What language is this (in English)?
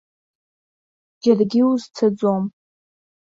Abkhazian